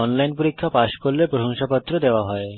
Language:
Bangla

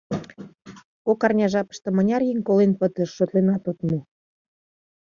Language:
Mari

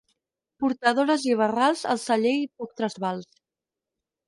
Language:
Catalan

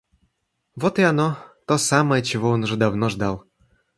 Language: Russian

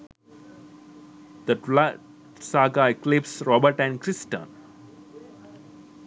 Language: Sinhala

